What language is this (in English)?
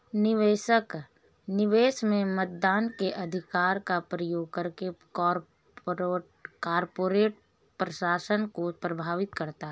Hindi